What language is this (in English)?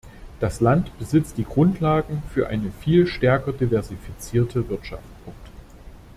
German